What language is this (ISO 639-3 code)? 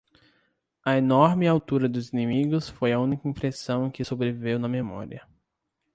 por